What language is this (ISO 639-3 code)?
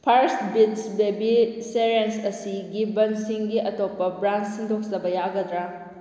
mni